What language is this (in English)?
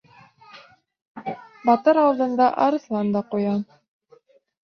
Bashkir